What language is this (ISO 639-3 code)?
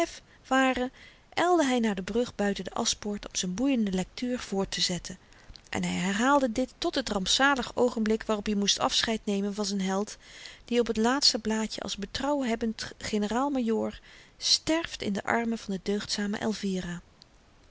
nld